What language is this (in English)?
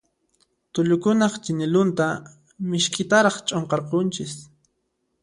Puno Quechua